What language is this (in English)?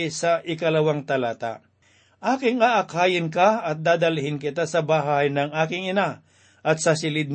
Filipino